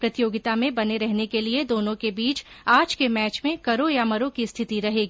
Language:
Hindi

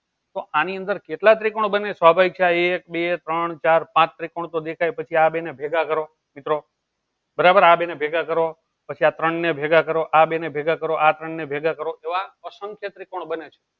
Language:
Gujarati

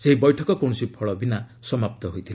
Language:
Odia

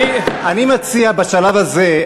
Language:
Hebrew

